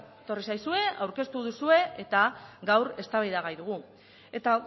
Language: Basque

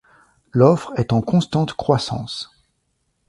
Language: French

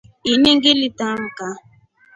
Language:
Rombo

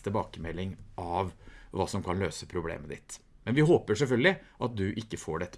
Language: Norwegian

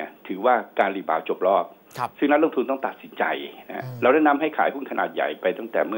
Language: Thai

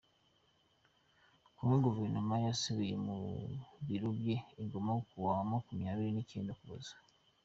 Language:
Kinyarwanda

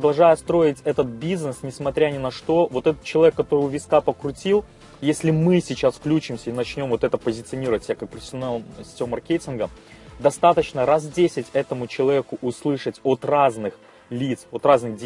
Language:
Russian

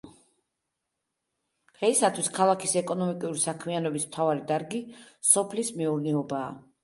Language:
Georgian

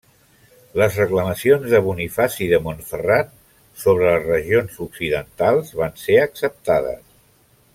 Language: Catalan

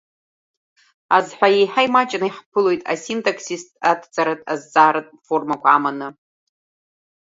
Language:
Abkhazian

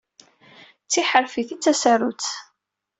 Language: Kabyle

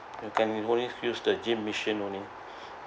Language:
English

